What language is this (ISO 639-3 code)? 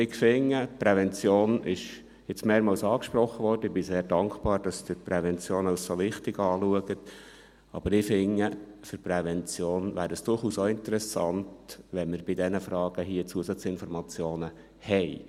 gsw